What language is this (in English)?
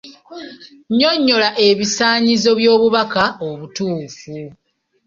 Ganda